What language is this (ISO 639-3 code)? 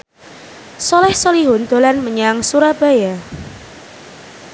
jav